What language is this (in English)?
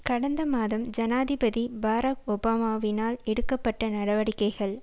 Tamil